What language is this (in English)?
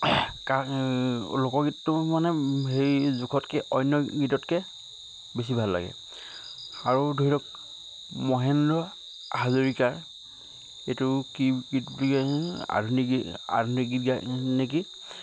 Assamese